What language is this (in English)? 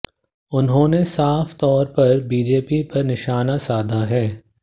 Hindi